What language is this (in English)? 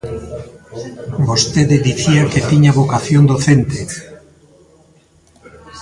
Galician